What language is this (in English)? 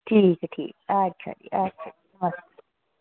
Dogri